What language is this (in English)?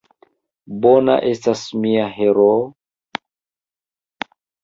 Esperanto